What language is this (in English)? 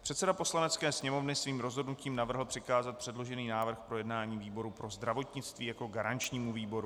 Czech